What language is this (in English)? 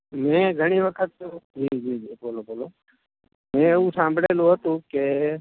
Gujarati